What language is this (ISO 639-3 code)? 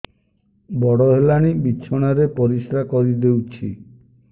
ori